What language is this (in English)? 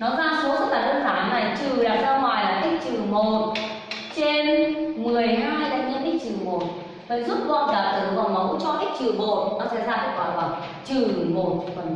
Vietnamese